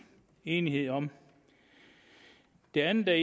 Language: Danish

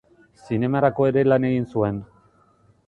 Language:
Basque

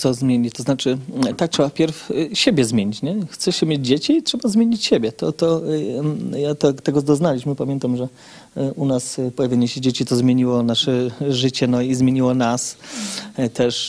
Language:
Polish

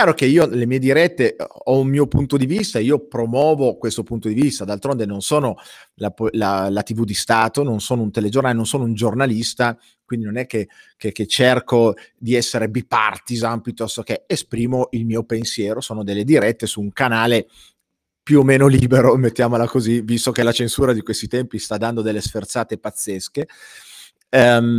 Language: Italian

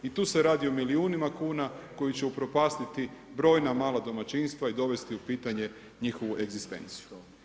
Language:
Croatian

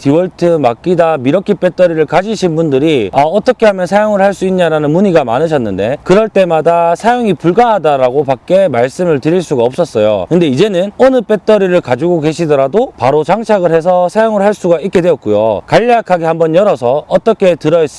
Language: Korean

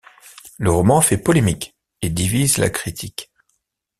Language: French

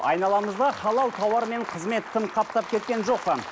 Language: Kazakh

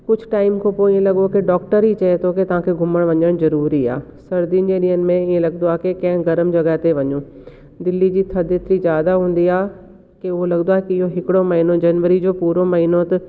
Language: Sindhi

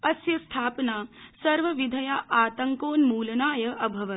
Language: Sanskrit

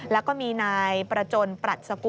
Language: Thai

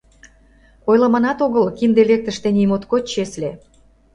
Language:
Mari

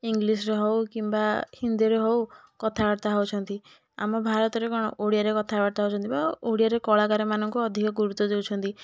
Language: Odia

